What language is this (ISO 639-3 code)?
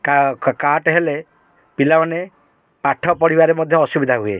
ori